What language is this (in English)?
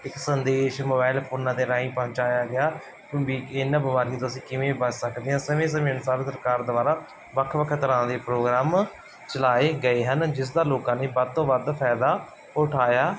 Punjabi